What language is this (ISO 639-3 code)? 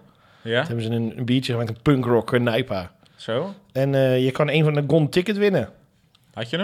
nld